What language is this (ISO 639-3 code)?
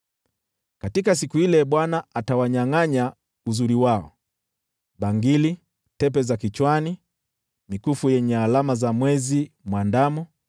swa